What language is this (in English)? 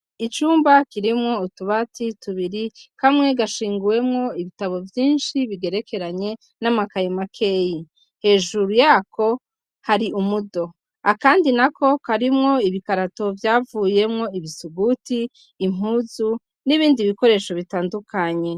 Rundi